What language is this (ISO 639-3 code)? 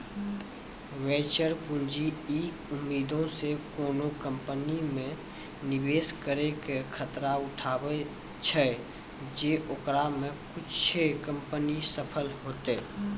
mai